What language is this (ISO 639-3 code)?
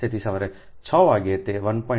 guj